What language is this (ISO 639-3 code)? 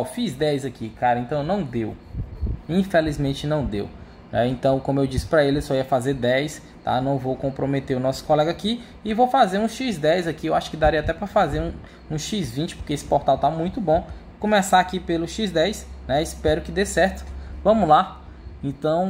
por